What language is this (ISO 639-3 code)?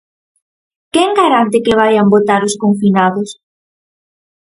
glg